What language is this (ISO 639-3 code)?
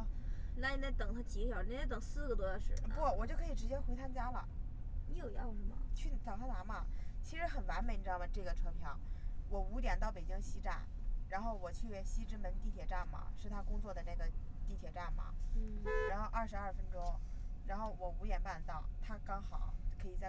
zho